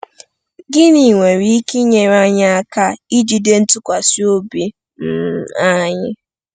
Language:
Igbo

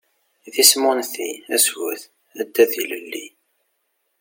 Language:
Kabyle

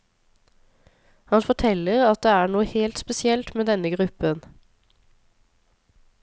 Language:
Norwegian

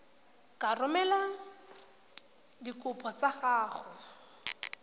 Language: Tswana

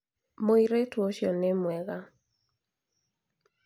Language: Kikuyu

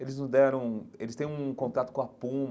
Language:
Portuguese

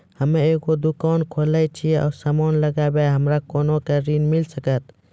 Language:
Maithili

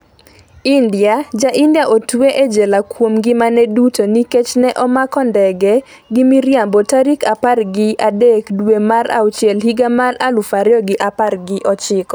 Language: Luo (Kenya and Tanzania)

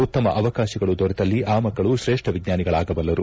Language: Kannada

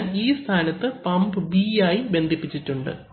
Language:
Malayalam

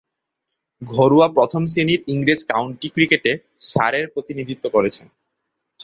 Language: Bangla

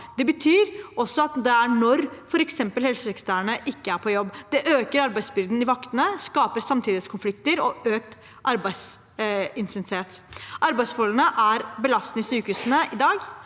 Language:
Norwegian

